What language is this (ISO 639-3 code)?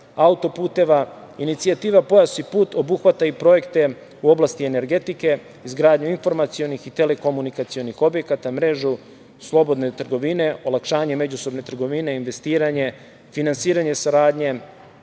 srp